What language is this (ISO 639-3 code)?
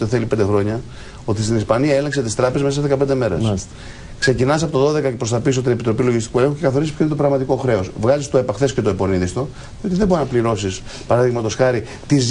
ell